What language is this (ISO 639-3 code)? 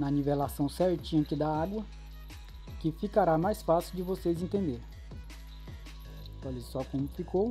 por